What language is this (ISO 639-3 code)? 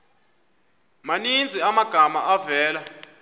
xho